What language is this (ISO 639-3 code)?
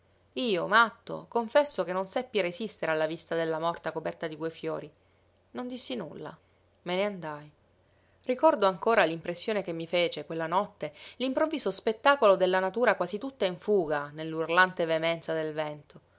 ita